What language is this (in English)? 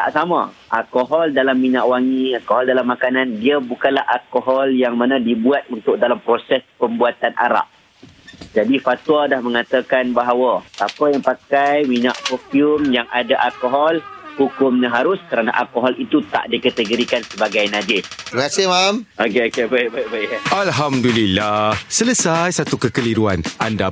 Malay